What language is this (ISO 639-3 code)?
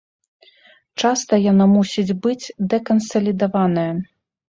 bel